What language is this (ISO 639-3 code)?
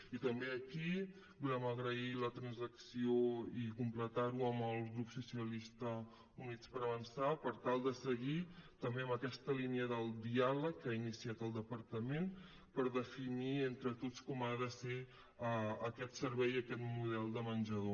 cat